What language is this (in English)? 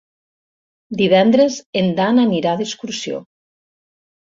Catalan